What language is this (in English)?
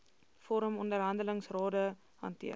Afrikaans